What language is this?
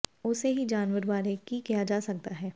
Punjabi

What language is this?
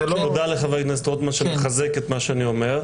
Hebrew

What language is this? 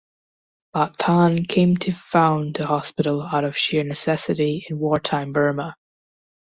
English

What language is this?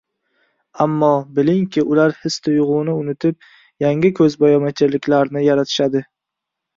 Uzbek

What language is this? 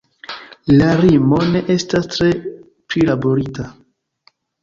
Esperanto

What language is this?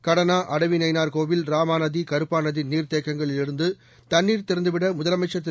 Tamil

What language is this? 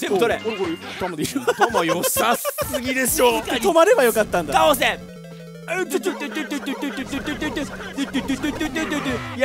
Japanese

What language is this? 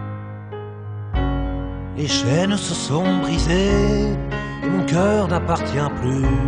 French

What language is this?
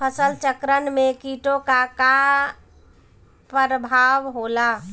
Bhojpuri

